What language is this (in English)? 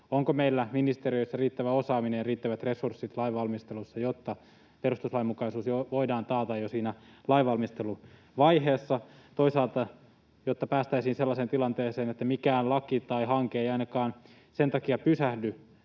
Finnish